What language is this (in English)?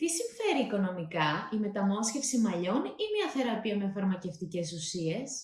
Greek